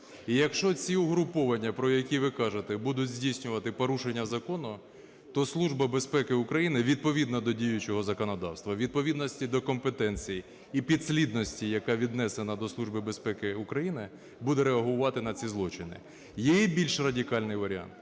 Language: Ukrainian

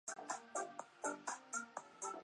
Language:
Chinese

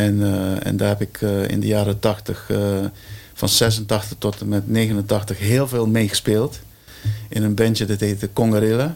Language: Dutch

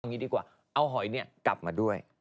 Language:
Thai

